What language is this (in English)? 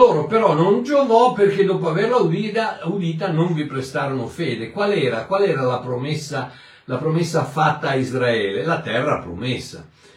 Italian